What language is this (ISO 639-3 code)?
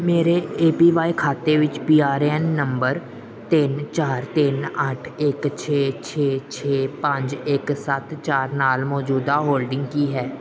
pan